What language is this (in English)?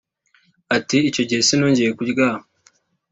Kinyarwanda